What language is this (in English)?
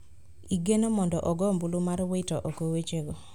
Luo (Kenya and Tanzania)